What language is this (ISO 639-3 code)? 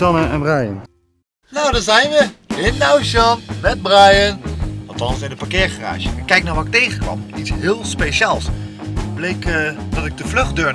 nld